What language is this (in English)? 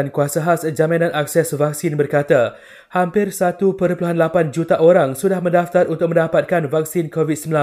Malay